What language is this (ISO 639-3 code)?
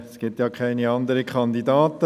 gsw